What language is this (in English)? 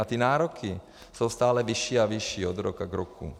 Czech